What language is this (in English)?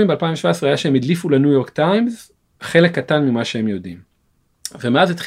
Hebrew